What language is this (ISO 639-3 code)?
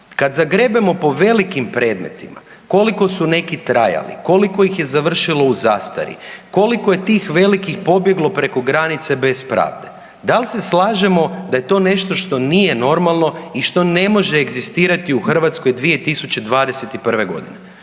hrv